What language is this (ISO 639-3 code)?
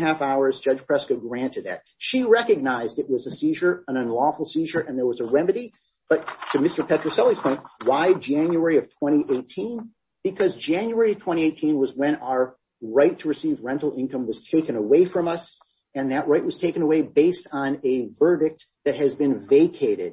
eng